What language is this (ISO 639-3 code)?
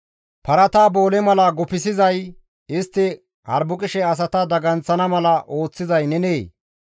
gmv